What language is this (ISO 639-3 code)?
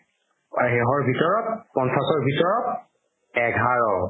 asm